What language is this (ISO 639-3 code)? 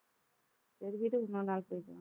tam